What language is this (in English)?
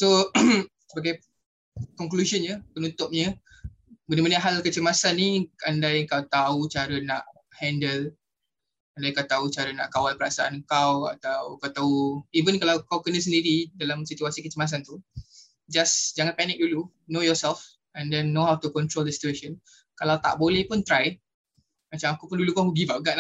Malay